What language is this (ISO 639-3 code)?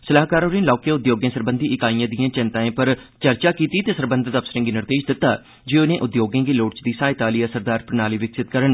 doi